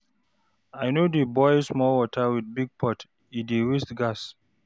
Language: Nigerian Pidgin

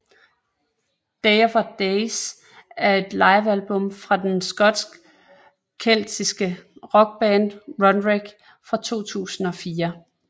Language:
Danish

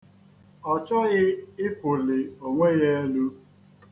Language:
Igbo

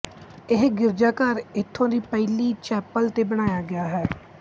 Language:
Punjabi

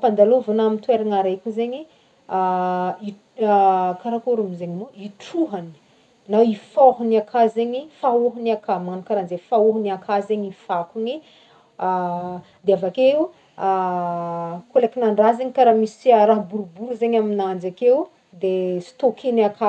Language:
Northern Betsimisaraka Malagasy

